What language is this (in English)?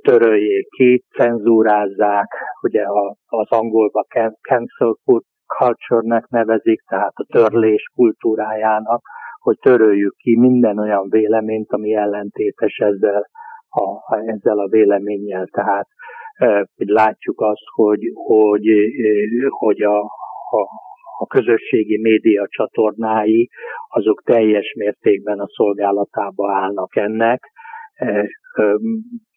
Hungarian